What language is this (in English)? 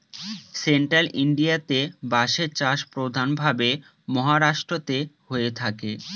Bangla